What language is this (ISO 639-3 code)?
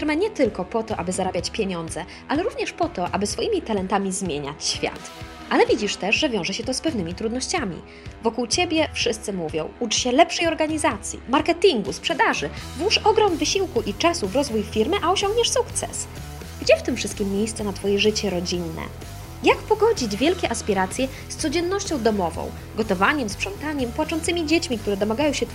pol